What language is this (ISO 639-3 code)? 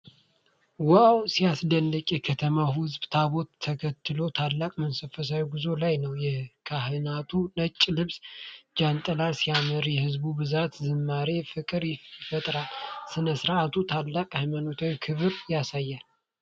amh